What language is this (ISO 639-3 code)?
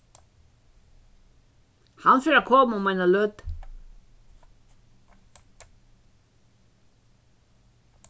fao